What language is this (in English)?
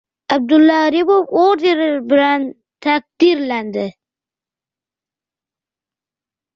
Uzbek